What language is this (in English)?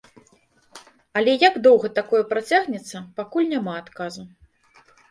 Belarusian